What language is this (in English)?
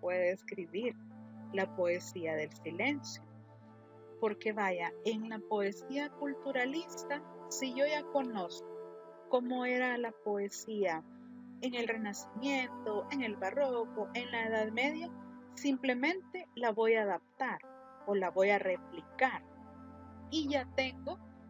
Spanish